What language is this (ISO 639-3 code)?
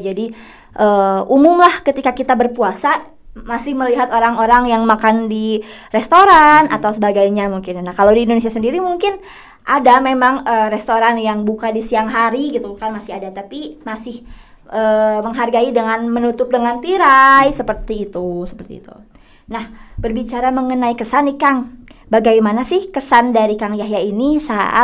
ind